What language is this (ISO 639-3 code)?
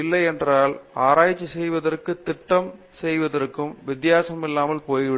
tam